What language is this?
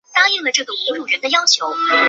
Chinese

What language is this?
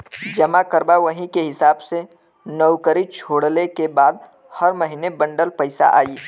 Bhojpuri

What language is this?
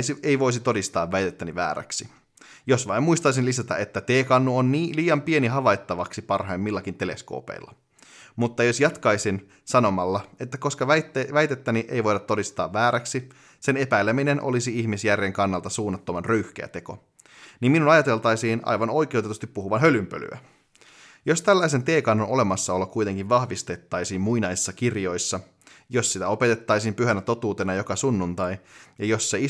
Finnish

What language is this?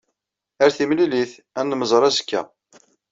Kabyle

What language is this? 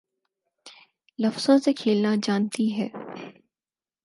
Urdu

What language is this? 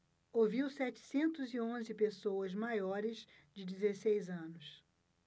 Portuguese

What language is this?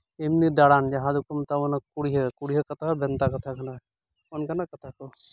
Santali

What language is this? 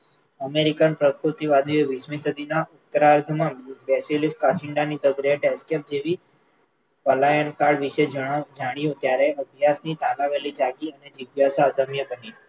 Gujarati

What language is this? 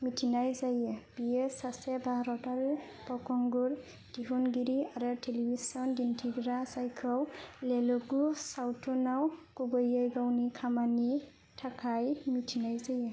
Bodo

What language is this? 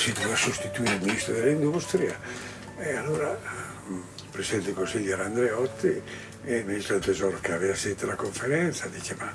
Italian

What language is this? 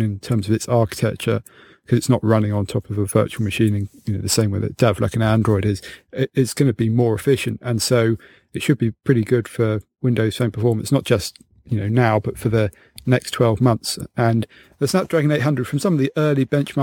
English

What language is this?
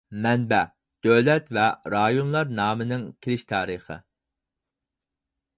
Uyghur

